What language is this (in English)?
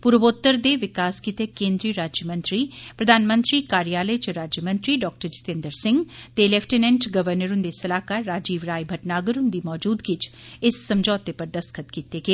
Dogri